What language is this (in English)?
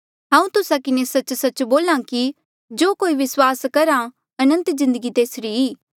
Mandeali